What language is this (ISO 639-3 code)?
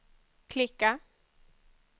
swe